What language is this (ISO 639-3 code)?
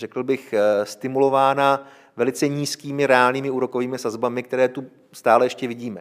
ces